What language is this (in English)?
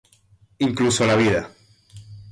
Spanish